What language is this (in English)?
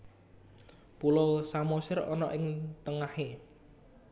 Javanese